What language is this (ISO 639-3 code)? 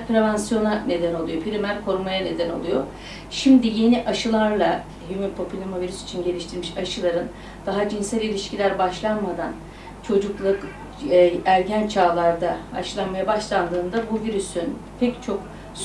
tur